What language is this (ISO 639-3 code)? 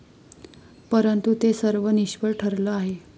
mar